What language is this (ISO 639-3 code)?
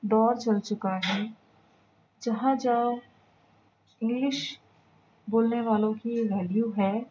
urd